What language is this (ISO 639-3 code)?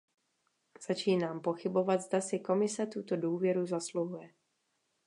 ces